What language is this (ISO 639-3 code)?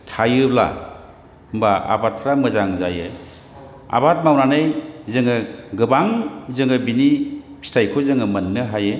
brx